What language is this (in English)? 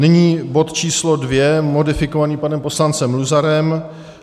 Czech